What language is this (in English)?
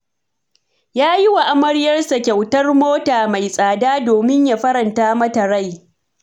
Hausa